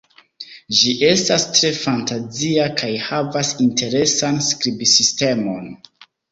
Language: Esperanto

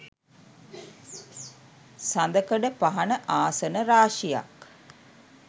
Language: Sinhala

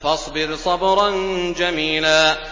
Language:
Arabic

